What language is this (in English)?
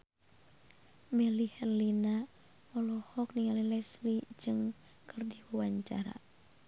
Sundanese